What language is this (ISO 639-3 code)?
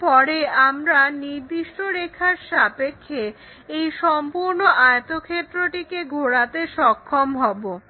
ben